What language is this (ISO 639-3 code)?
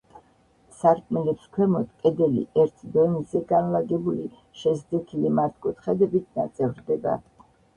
kat